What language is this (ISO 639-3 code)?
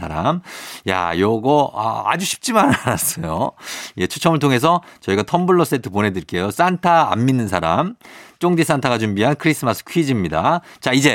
kor